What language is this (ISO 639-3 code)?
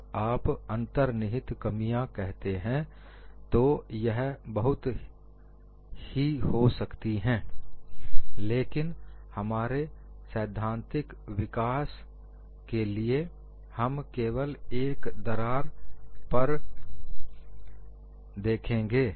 hin